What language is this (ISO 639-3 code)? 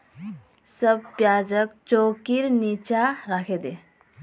mag